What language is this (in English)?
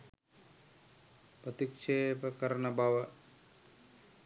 Sinhala